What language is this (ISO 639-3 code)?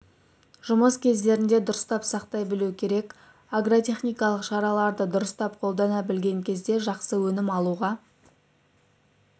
kaz